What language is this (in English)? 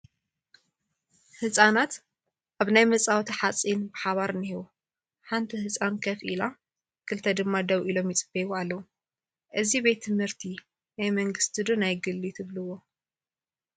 Tigrinya